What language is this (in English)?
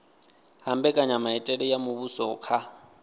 Venda